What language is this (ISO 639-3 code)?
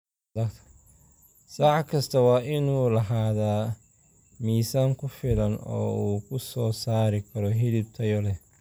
som